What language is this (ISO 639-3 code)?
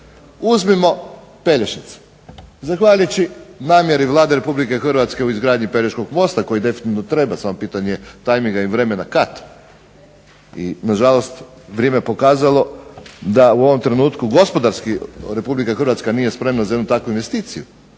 hrv